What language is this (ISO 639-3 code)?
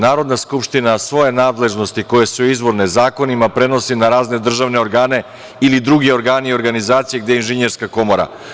srp